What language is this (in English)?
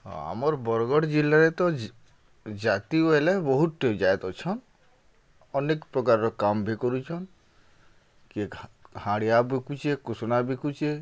Odia